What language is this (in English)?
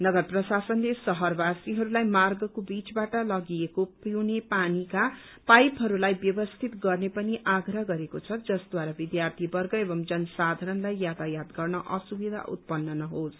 Nepali